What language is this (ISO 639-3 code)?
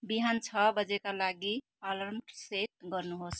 nep